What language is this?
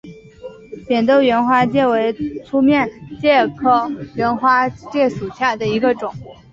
Chinese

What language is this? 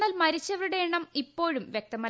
Malayalam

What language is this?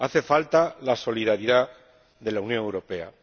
Spanish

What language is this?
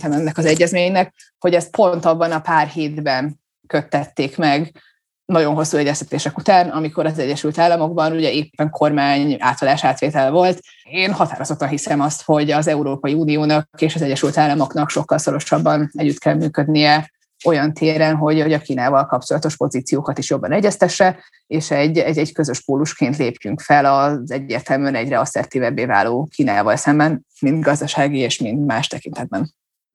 Hungarian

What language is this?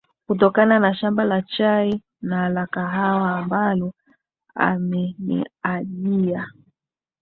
Swahili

